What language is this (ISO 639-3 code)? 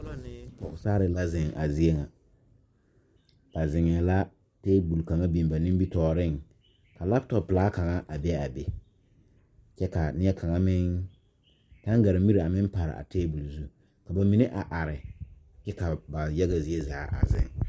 dga